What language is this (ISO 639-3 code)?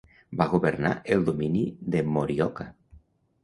cat